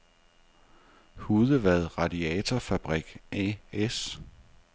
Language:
Danish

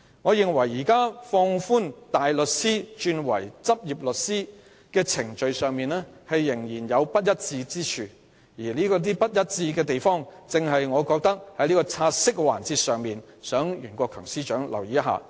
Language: Cantonese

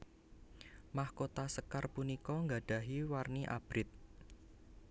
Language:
Javanese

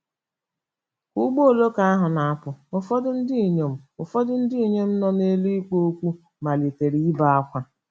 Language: Igbo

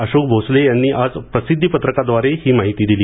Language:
Marathi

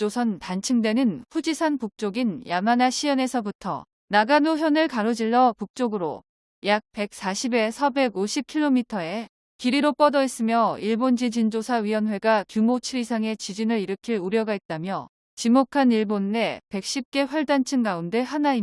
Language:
Korean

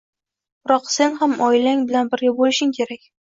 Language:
Uzbek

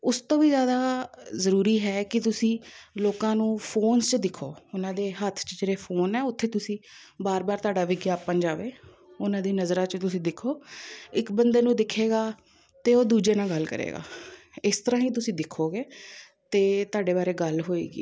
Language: Punjabi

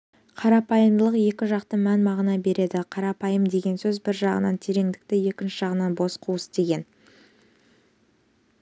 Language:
Kazakh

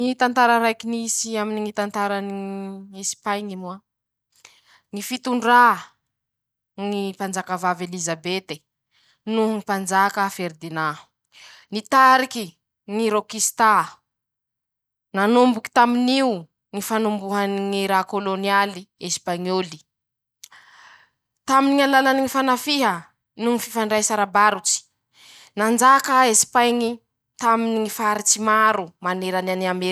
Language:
Masikoro Malagasy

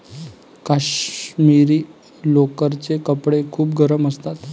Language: Marathi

